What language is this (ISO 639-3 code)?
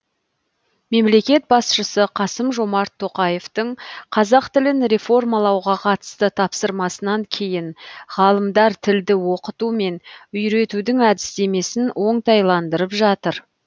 kaz